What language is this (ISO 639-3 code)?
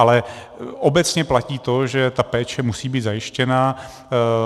ces